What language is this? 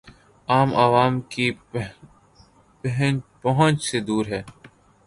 Urdu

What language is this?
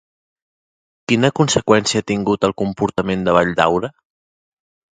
Catalan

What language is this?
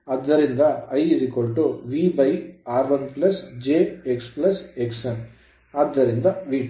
Kannada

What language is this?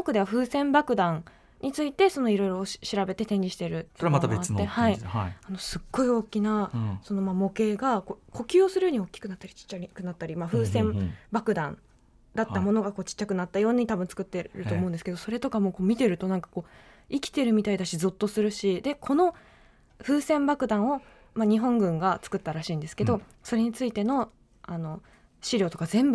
Japanese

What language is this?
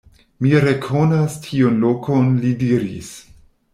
Esperanto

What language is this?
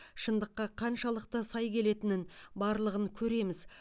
Kazakh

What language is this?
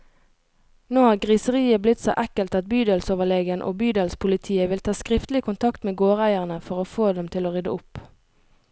Norwegian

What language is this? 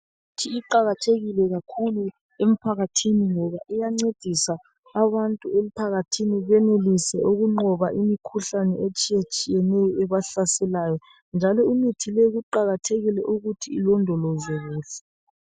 North Ndebele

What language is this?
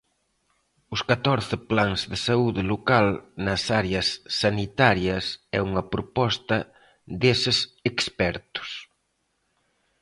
Galician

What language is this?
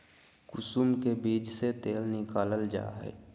Magahi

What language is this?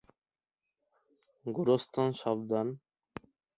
Bangla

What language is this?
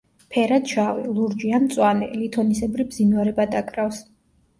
Georgian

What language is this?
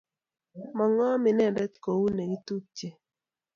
Kalenjin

